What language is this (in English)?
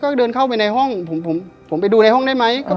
Thai